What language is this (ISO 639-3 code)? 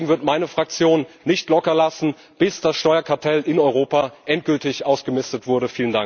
deu